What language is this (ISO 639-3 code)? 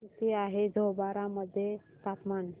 mar